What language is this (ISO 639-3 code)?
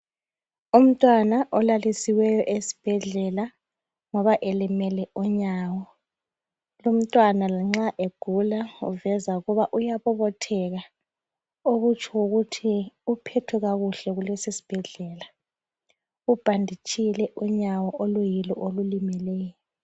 nde